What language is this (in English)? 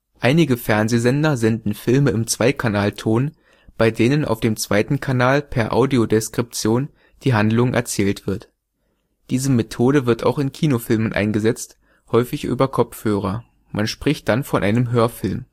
German